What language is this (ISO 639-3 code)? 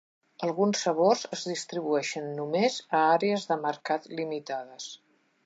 cat